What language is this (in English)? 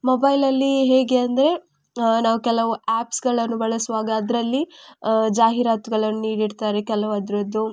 Kannada